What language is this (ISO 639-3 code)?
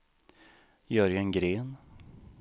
swe